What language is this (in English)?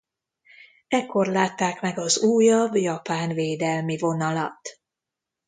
Hungarian